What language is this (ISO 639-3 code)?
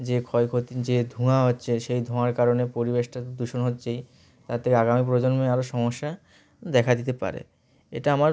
ben